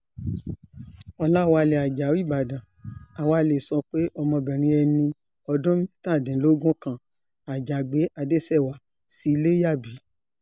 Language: Yoruba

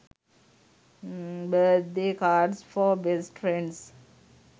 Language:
Sinhala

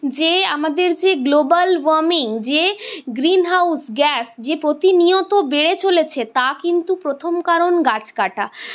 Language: Bangla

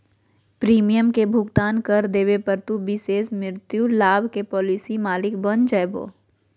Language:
Magahi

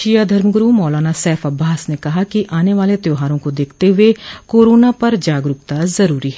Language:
Hindi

